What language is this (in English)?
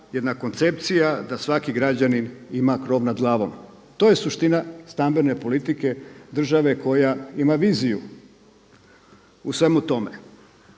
Croatian